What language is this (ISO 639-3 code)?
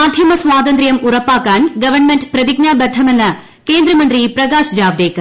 mal